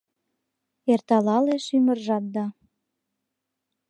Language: Mari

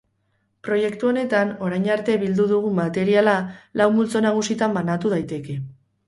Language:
Basque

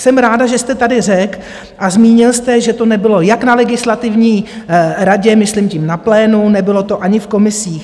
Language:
Czech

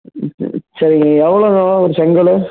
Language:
Tamil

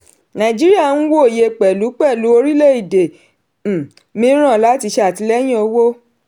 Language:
Yoruba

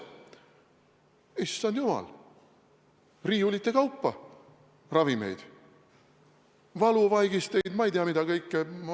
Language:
Estonian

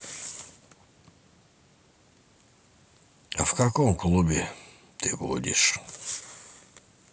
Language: Russian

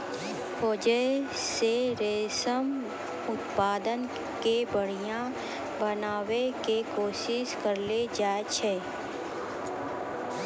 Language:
Maithili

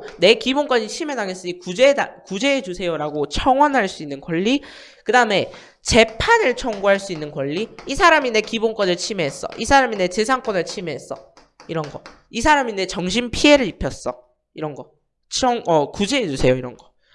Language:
Korean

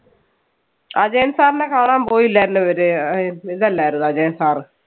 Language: Malayalam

